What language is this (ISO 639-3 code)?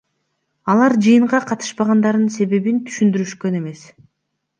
kir